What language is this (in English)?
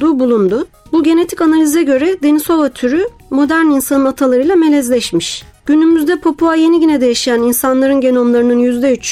Turkish